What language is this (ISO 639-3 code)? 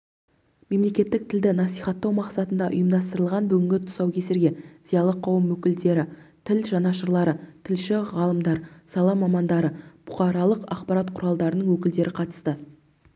kaz